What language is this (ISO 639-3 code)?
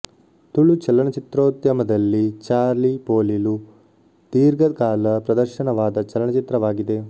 kan